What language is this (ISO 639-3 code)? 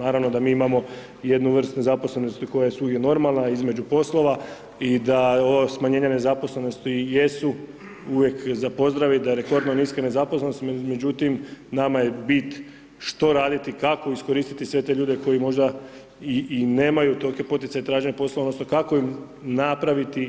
hrv